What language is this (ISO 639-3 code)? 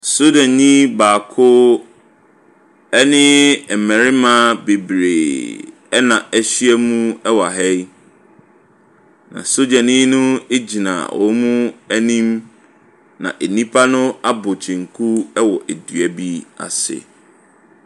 aka